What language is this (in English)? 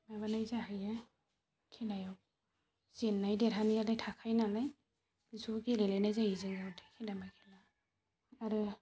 Bodo